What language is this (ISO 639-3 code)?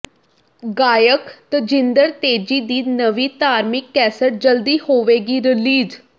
pan